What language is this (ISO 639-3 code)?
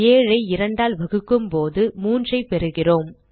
tam